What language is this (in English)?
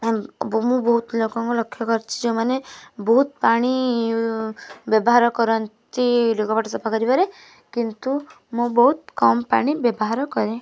Odia